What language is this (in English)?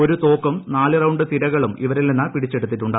Malayalam